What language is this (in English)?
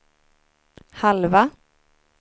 Swedish